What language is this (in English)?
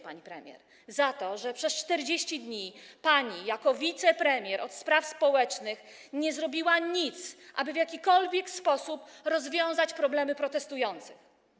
Polish